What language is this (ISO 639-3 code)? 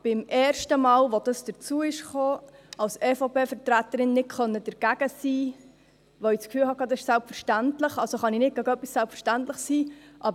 gsw